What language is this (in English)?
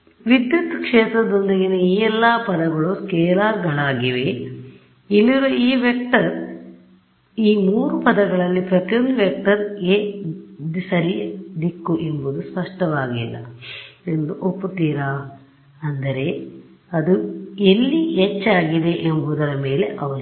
Kannada